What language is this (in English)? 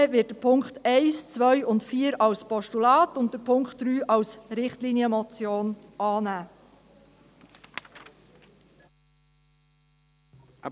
Swiss German